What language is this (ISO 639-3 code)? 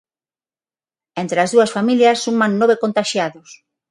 glg